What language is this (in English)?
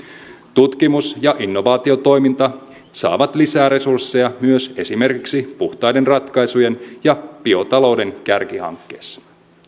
Finnish